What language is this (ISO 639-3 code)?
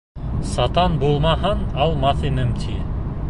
bak